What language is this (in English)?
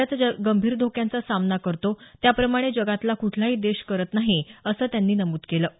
Marathi